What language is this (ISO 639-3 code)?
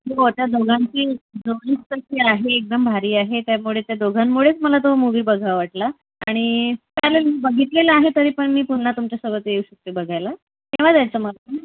mar